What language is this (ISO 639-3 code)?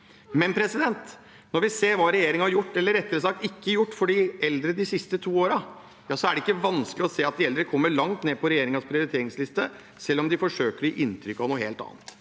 nor